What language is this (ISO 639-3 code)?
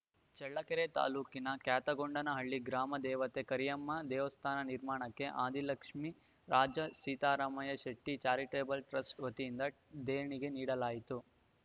kan